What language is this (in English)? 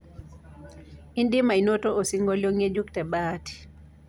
Masai